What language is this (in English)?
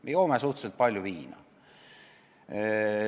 Estonian